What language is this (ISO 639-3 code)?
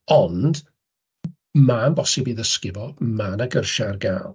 cym